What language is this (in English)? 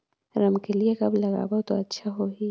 Chhattisgarhi